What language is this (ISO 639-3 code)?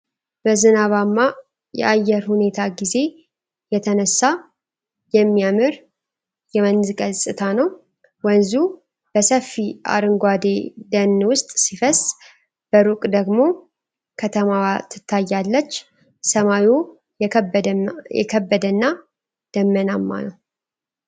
amh